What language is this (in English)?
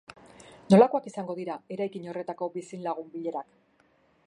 Basque